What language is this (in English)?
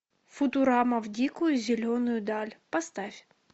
Russian